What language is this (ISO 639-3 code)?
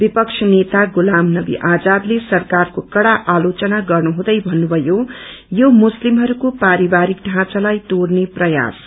nep